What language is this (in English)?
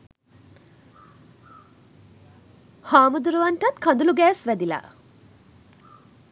Sinhala